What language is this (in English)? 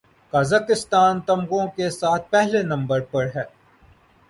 Urdu